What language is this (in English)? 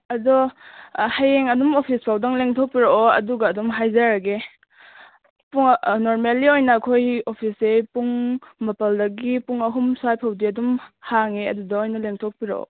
Manipuri